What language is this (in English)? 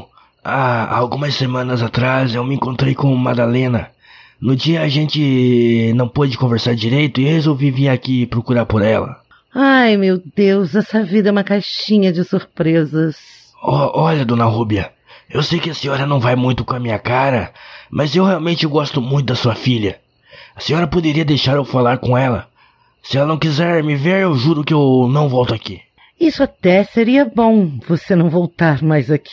Portuguese